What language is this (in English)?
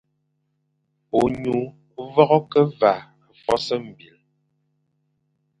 Fang